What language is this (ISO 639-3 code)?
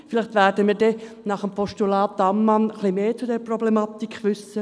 gsw